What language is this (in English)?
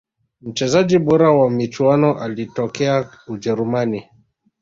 Swahili